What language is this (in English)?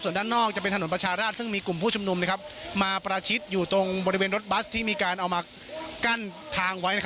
Thai